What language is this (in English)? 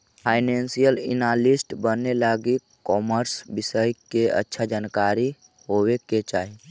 Magahi